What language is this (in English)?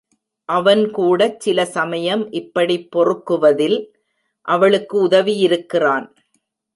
Tamil